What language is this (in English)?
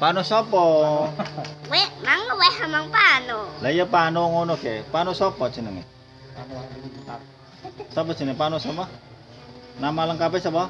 Indonesian